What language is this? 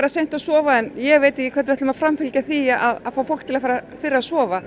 Icelandic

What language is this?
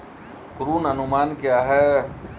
Hindi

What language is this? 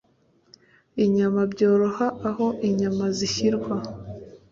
Kinyarwanda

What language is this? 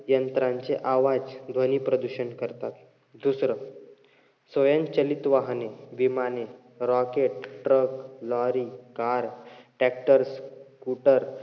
Marathi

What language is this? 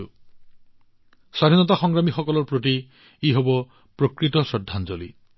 Assamese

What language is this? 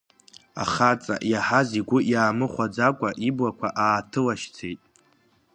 Abkhazian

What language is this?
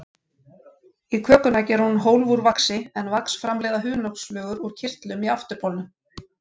Icelandic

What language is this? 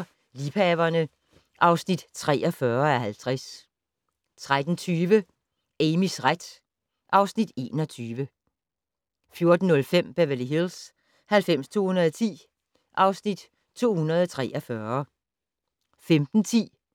Danish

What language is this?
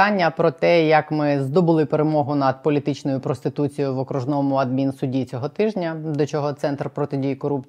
Ukrainian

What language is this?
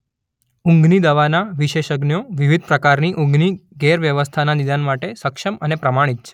Gujarati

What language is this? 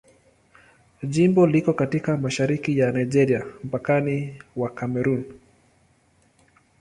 Swahili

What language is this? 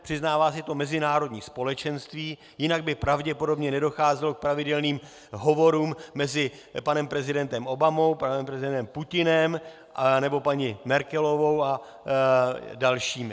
Czech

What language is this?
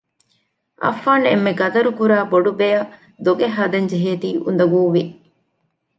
Divehi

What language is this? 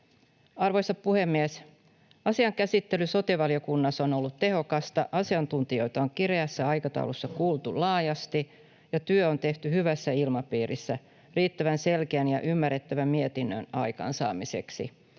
Finnish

